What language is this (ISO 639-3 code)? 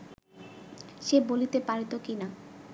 ben